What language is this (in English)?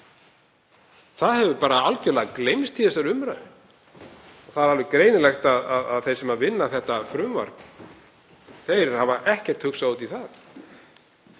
Icelandic